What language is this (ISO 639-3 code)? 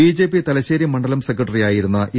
mal